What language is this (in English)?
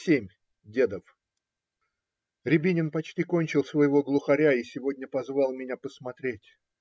Russian